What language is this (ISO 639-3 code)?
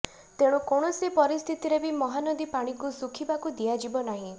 ori